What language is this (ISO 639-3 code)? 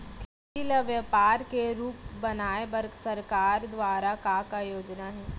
hne